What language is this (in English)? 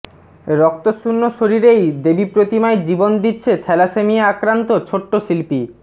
Bangla